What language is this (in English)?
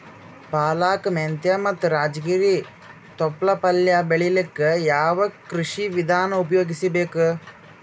Kannada